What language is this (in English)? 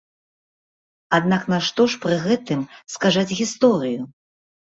Belarusian